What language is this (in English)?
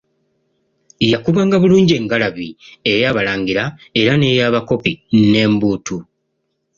Ganda